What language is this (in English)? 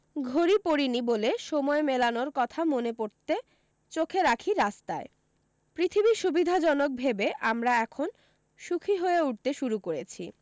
Bangla